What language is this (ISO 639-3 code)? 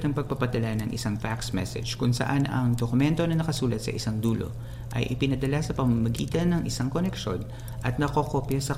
fil